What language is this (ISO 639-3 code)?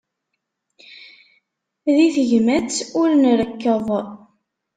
kab